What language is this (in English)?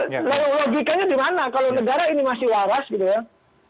Indonesian